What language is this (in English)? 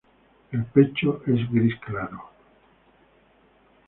Spanish